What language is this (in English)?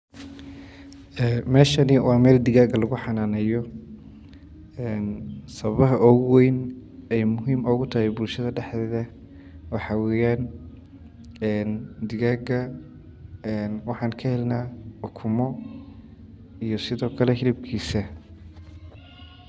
Somali